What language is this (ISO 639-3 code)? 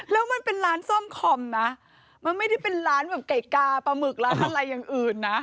tha